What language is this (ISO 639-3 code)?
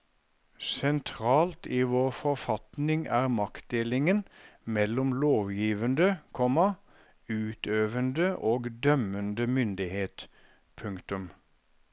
nor